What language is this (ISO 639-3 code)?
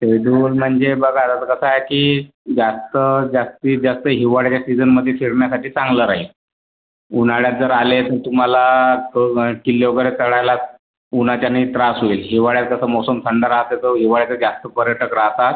mar